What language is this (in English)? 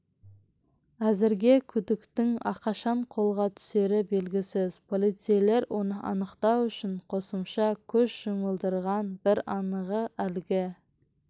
Kazakh